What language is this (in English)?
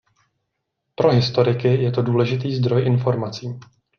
Czech